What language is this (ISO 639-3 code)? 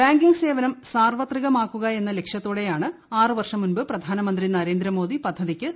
mal